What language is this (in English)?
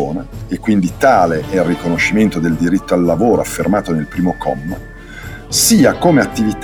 Italian